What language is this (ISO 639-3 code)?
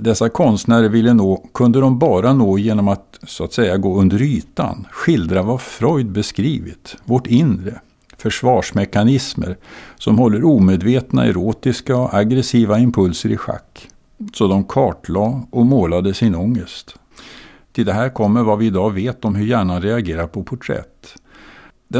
swe